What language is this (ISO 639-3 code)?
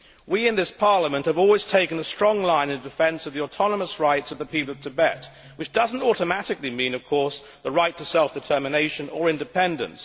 eng